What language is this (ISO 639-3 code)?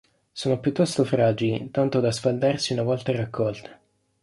ita